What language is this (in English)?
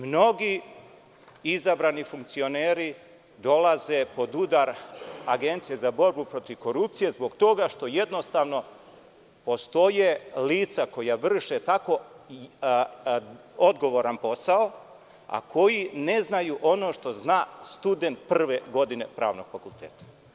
Serbian